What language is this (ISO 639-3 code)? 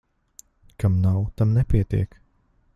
lav